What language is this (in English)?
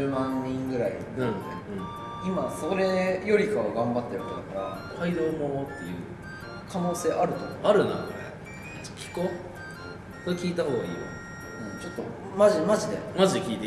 Japanese